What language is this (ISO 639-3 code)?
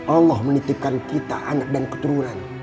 ind